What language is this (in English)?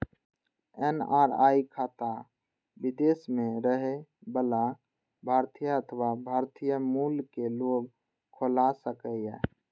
Maithili